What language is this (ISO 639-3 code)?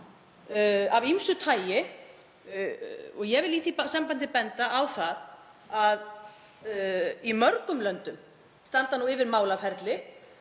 isl